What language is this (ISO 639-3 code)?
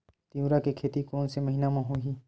hne